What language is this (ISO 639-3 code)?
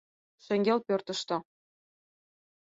chm